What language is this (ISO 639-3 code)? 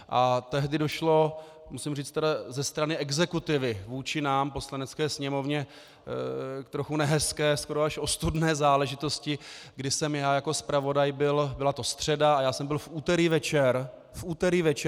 ces